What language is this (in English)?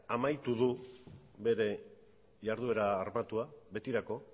Basque